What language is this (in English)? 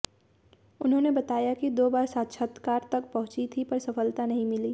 Hindi